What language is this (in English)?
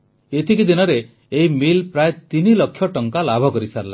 Odia